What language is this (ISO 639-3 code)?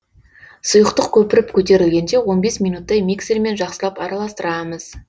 kaz